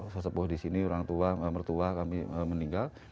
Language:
Indonesian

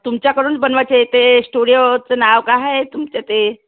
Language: Marathi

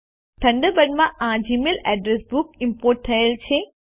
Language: Gujarati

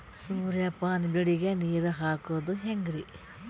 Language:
Kannada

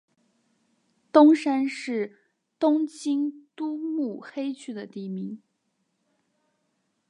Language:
Chinese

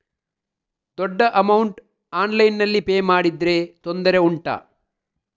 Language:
Kannada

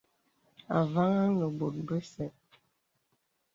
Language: Bebele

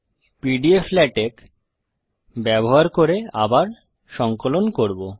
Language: Bangla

